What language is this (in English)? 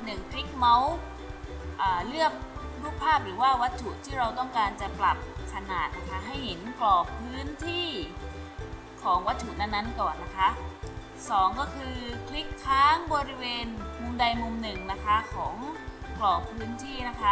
Thai